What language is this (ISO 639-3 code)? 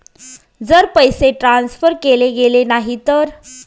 mar